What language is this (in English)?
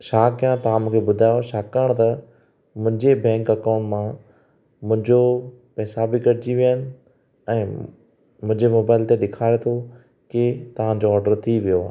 Sindhi